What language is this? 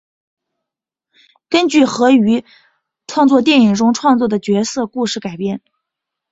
Chinese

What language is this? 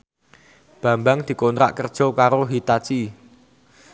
Javanese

